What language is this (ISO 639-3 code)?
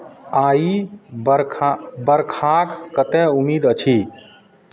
mai